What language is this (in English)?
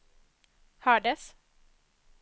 Swedish